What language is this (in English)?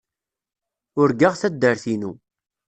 Kabyle